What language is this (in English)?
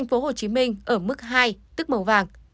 Vietnamese